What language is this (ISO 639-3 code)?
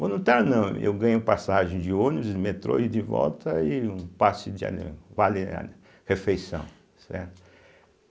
por